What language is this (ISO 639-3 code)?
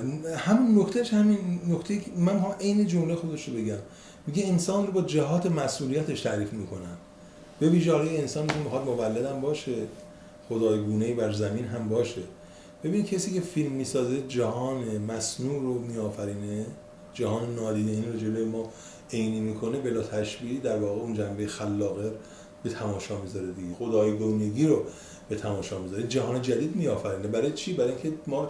fas